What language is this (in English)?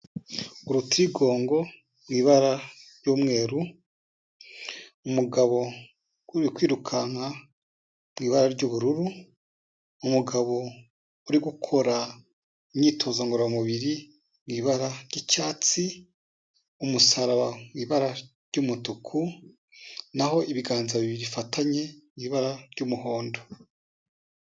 Kinyarwanda